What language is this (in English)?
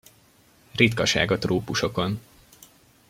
Hungarian